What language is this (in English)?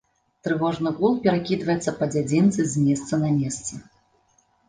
Belarusian